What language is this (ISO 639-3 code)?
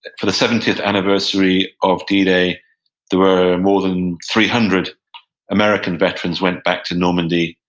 eng